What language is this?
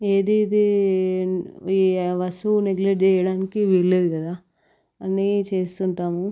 Telugu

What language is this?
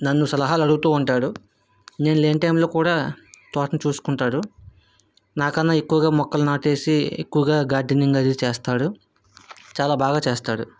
Telugu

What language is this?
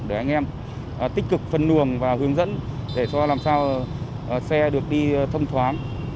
Vietnamese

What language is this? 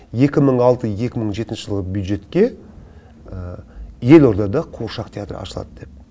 Kazakh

